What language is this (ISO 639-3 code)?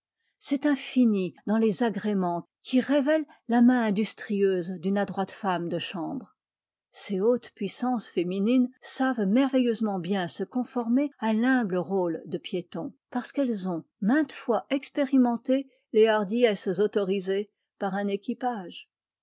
fra